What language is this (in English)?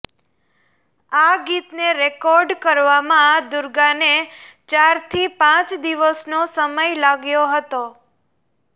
Gujarati